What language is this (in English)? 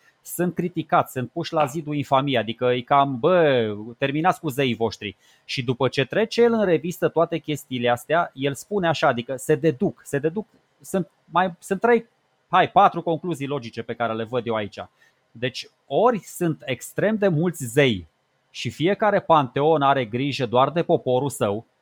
Romanian